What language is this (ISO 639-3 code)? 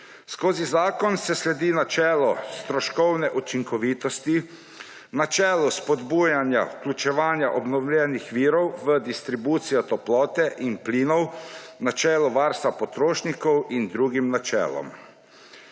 slv